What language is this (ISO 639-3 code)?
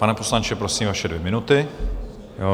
ces